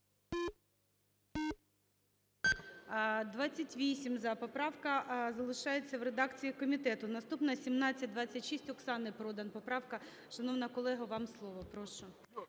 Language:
Ukrainian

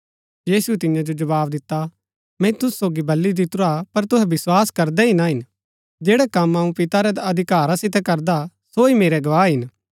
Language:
Gaddi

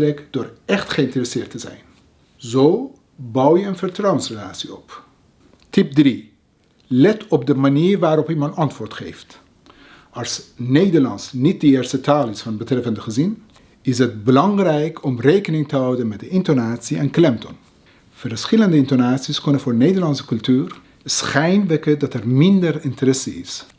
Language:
Dutch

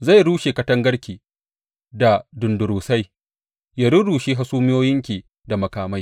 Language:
Hausa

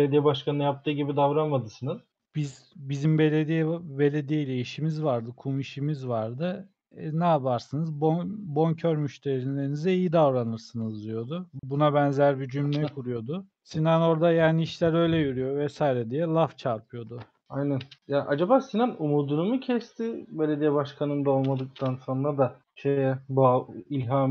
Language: Turkish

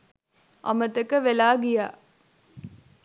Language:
Sinhala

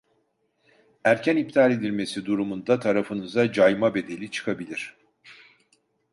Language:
Turkish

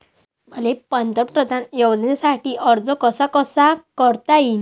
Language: Marathi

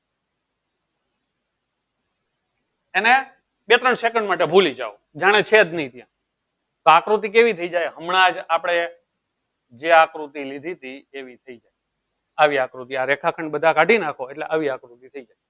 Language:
Gujarati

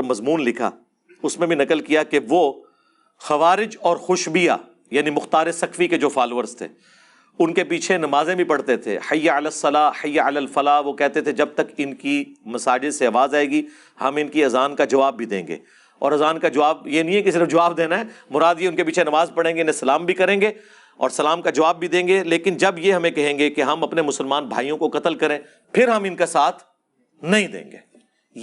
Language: Urdu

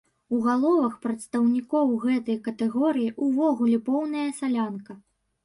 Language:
Belarusian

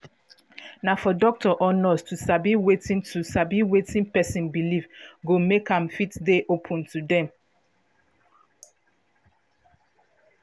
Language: Nigerian Pidgin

